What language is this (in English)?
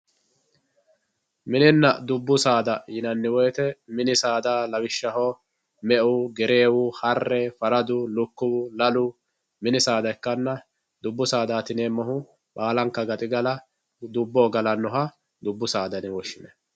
Sidamo